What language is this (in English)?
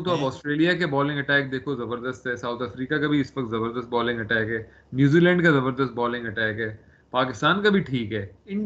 Urdu